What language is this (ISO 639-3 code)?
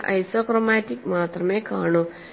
mal